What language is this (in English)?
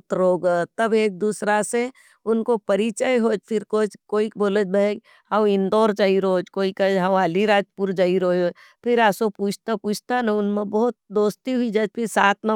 Nimadi